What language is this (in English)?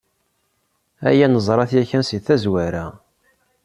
Kabyle